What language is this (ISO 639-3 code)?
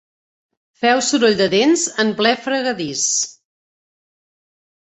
cat